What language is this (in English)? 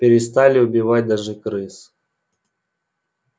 Russian